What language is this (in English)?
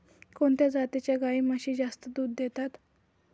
Marathi